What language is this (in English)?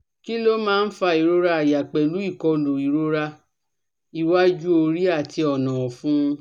Yoruba